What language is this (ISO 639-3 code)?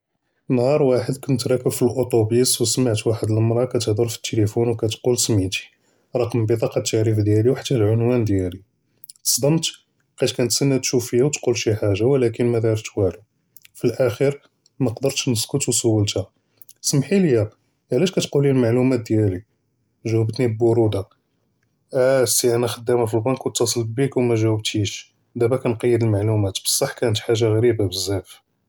jrb